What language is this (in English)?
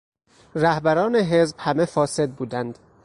Persian